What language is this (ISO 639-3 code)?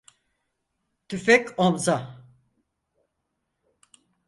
tur